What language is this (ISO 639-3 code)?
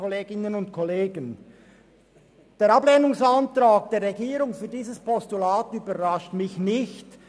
gsw